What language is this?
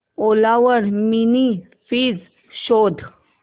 Marathi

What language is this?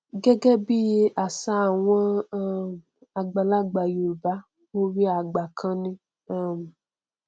Yoruba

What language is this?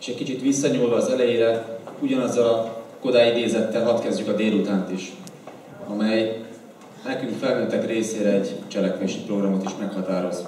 Hungarian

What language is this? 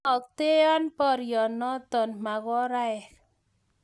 Kalenjin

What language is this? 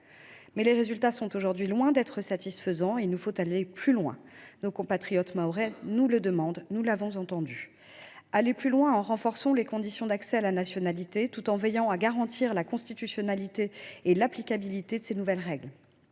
French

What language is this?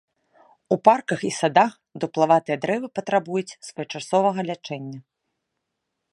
Belarusian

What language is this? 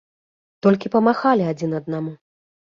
Belarusian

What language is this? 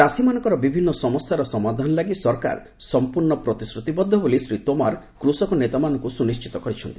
Odia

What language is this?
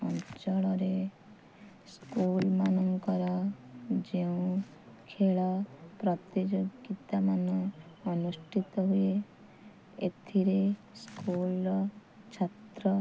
Odia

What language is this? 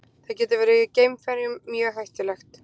Icelandic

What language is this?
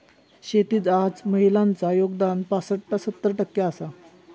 Marathi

